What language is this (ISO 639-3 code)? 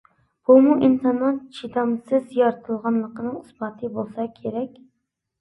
uig